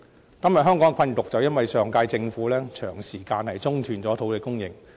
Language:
Cantonese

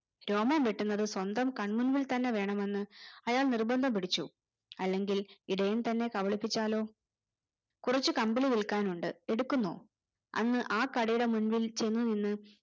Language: Malayalam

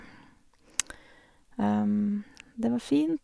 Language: Norwegian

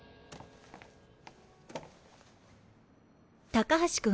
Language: Japanese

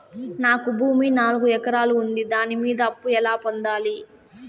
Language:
Telugu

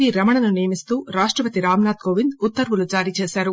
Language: Telugu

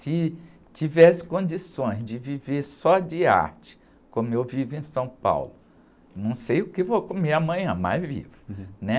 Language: Portuguese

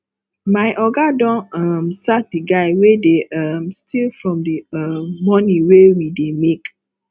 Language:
Nigerian Pidgin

